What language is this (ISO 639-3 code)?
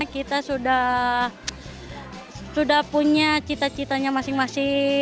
ind